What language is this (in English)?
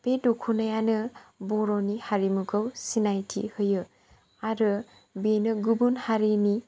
Bodo